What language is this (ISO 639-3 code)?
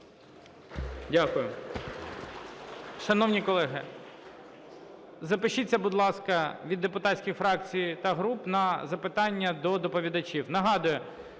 ukr